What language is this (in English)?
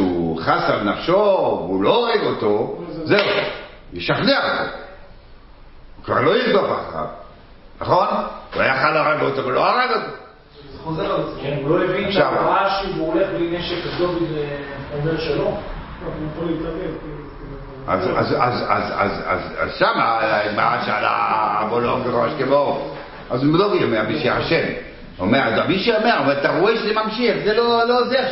Hebrew